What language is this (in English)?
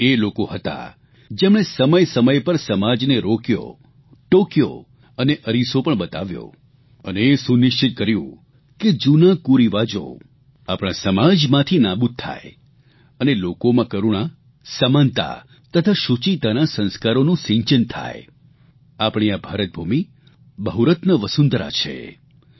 Gujarati